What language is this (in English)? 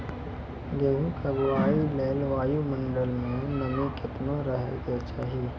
Maithili